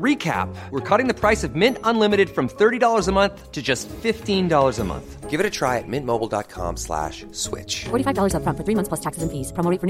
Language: Urdu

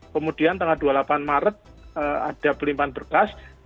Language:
Indonesian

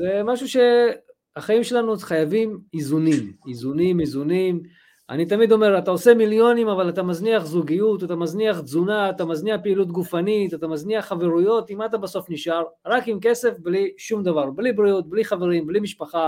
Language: Hebrew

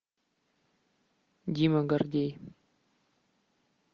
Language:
Russian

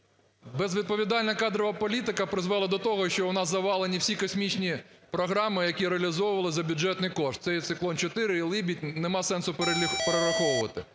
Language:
Ukrainian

